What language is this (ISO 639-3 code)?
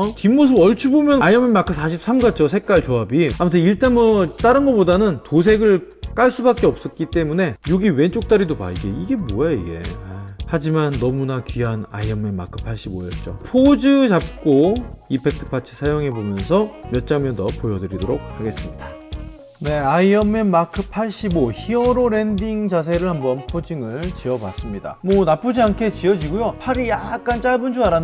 kor